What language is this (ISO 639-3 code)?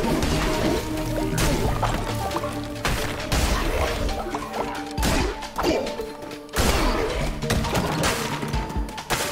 kor